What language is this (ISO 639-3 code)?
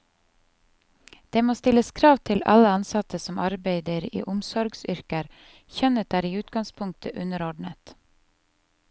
nor